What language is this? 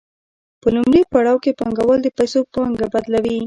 Pashto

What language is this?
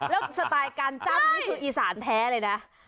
Thai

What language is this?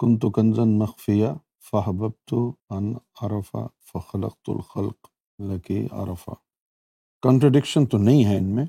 Urdu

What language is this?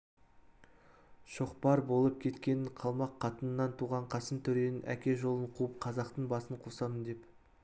Kazakh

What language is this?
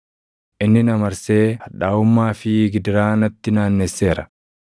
Oromo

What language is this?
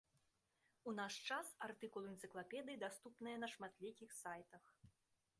Belarusian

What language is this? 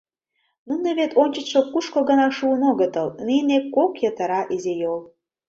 Mari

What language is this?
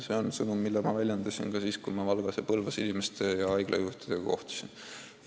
Estonian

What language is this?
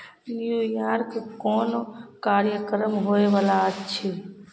Maithili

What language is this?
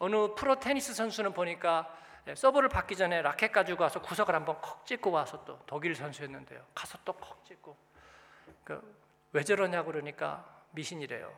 Korean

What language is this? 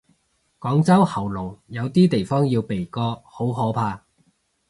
Cantonese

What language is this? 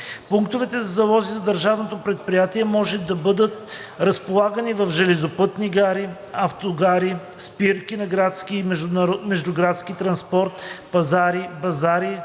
Bulgarian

